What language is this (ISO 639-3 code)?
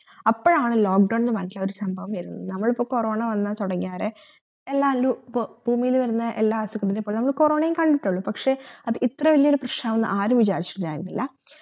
mal